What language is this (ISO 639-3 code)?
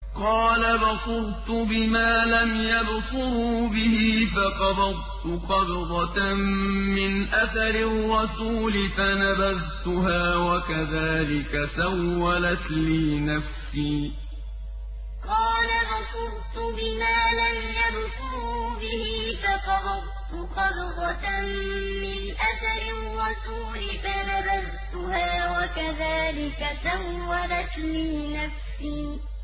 ara